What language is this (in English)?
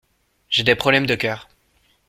French